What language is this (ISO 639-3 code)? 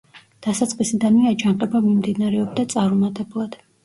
kat